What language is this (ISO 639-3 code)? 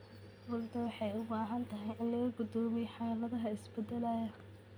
som